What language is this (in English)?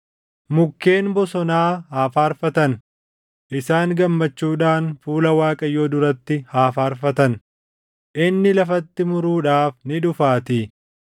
Oromo